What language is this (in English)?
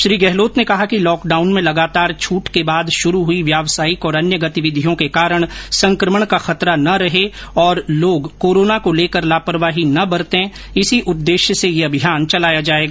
Hindi